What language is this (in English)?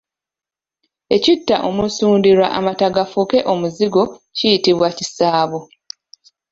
Ganda